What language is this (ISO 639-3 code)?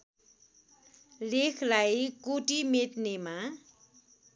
nep